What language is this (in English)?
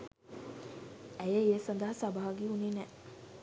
Sinhala